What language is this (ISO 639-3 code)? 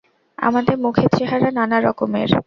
ben